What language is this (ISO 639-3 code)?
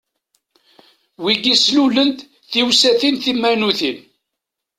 kab